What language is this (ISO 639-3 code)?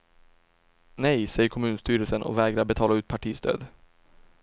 swe